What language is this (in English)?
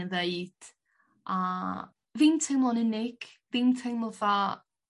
Welsh